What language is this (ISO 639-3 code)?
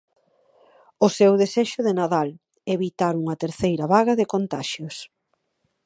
glg